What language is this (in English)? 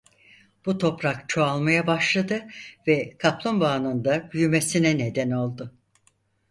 Turkish